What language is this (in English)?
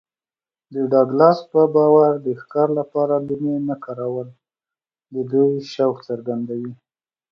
Pashto